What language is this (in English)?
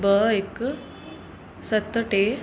Sindhi